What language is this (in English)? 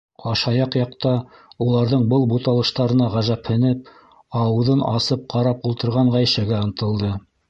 Bashkir